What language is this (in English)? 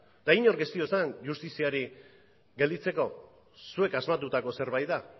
Basque